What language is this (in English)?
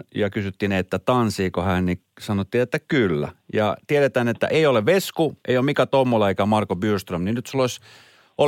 Finnish